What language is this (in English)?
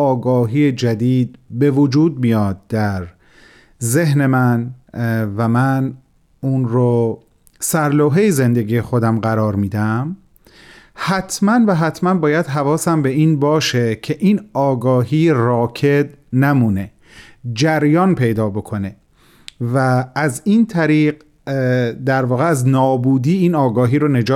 Persian